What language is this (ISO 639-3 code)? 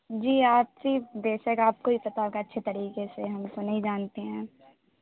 urd